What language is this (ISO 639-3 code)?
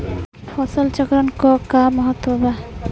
bho